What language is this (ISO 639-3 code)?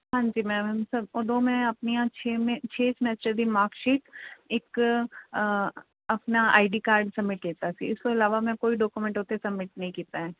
pan